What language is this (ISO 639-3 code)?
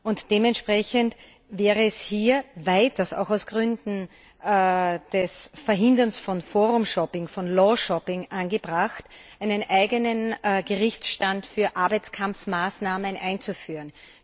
deu